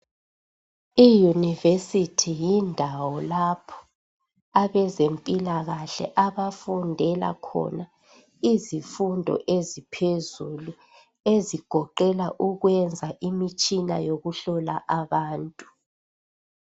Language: North Ndebele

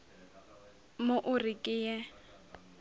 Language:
Northern Sotho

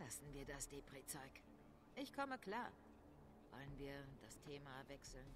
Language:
German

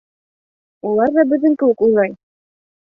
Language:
Bashkir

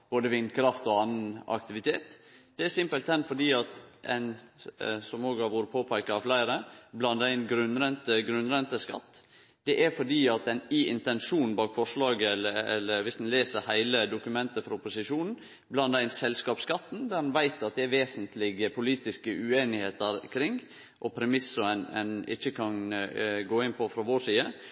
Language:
Norwegian Nynorsk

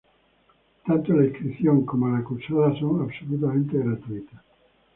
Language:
Spanish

